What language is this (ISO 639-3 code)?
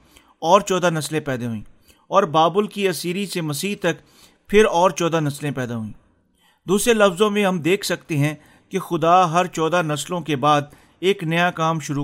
urd